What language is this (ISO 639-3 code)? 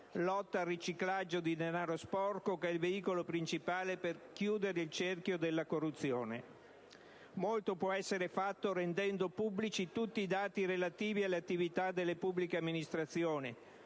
ita